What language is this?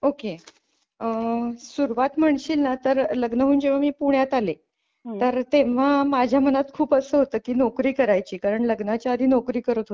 Marathi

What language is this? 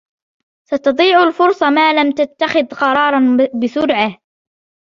Arabic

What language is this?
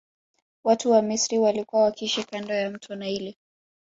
Swahili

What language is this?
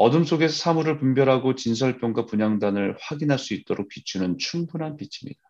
Korean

